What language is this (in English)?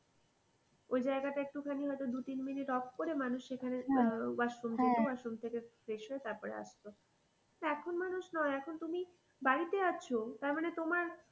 Bangla